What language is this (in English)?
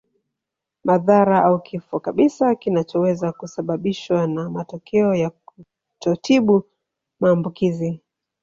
Swahili